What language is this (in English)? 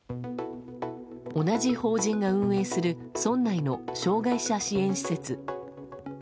Japanese